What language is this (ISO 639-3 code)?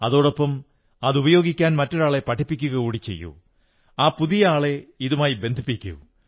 mal